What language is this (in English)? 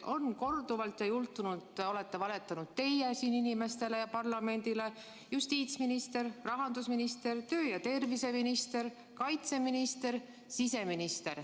Estonian